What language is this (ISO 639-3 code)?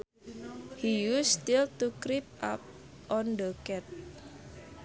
sun